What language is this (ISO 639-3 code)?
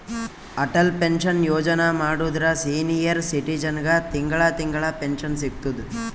kan